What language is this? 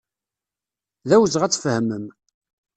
Kabyle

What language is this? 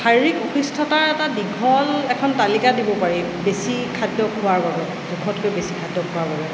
Assamese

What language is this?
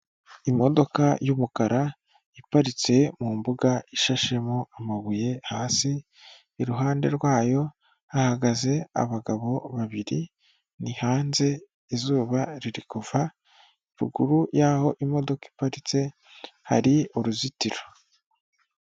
Kinyarwanda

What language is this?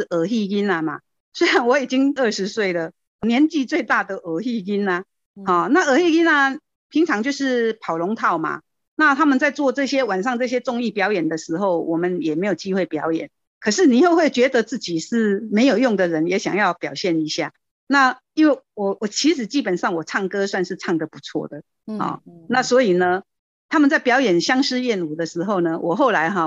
Chinese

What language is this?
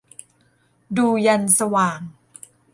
Thai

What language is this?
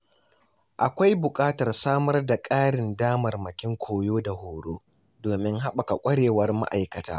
Hausa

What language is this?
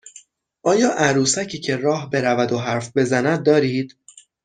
Persian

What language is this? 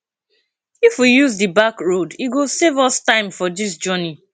Nigerian Pidgin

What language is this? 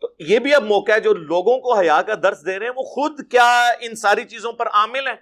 Urdu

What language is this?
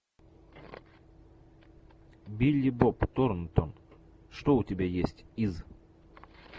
Russian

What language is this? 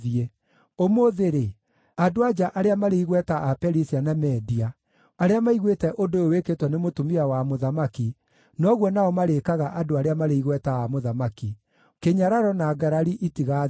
Kikuyu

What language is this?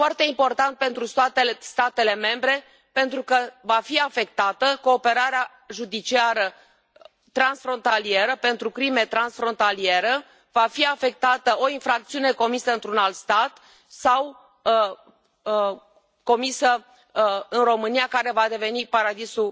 Romanian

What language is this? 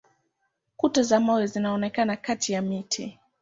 Swahili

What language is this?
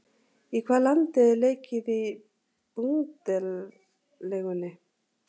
Icelandic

